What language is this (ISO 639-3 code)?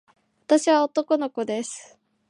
jpn